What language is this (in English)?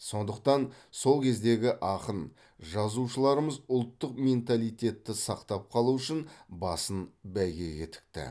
Kazakh